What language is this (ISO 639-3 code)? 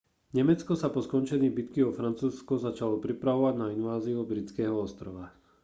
slk